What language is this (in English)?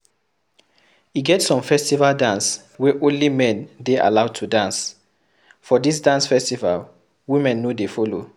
Nigerian Pidgin